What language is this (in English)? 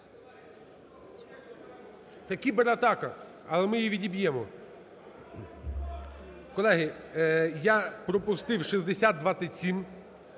Ukrainian